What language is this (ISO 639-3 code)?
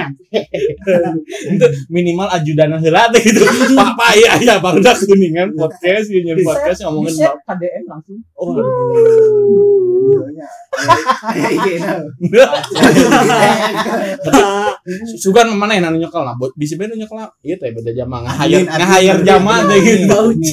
ind